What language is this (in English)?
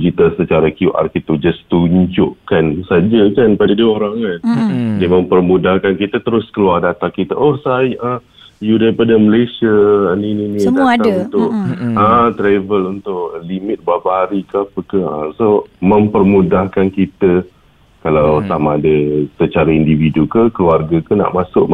Malay